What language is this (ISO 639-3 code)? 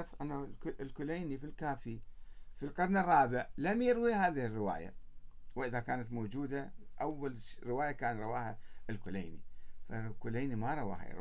ara